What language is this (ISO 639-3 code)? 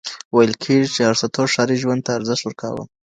pus